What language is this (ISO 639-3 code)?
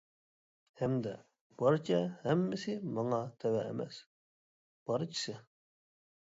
uig